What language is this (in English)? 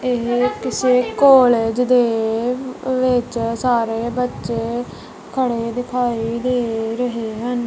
Punjabi